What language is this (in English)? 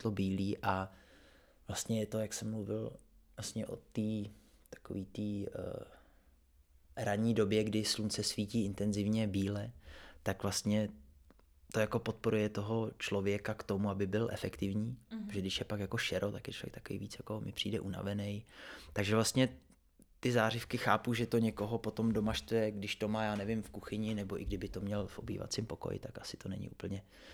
Czech